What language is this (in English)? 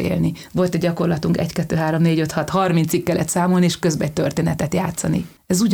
Hungarian